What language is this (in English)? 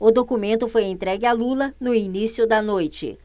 Portuguese